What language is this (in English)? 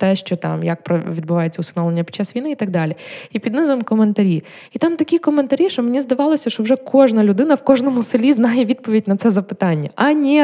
Ukrainian